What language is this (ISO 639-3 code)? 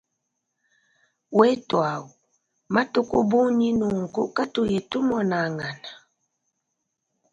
lua